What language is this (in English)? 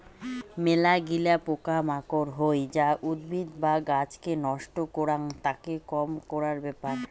Bangla